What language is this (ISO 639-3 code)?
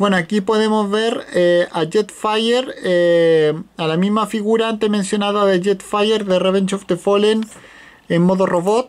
spa